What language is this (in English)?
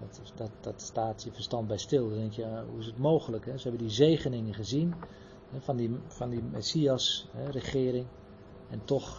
Dutch